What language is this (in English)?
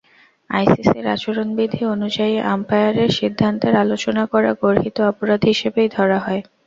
Bangla